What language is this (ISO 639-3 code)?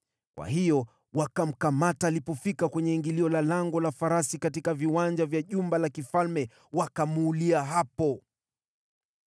swa